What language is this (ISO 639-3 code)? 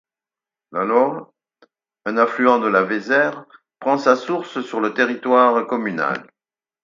fra